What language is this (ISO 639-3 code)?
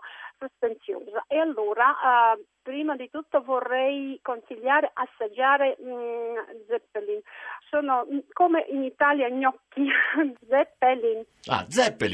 ita